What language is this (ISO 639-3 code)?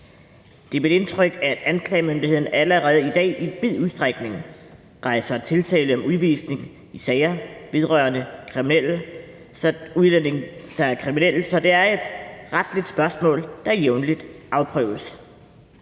dan